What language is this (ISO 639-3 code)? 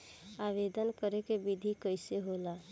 bho